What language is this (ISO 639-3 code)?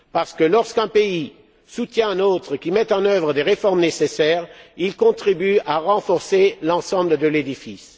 fra